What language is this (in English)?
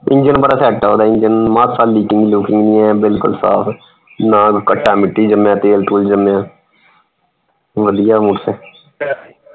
Punjabi